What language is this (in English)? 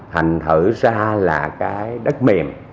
Vietnamese